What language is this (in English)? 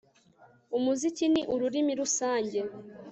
Kinyarwanda